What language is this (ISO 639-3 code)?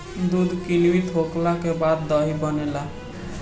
bho